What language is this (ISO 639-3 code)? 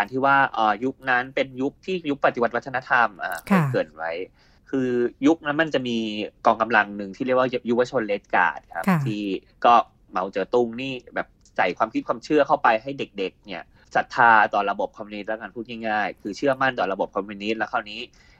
tha